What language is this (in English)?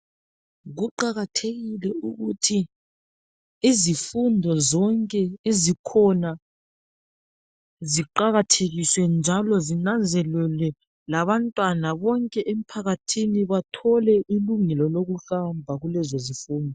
North Ndebele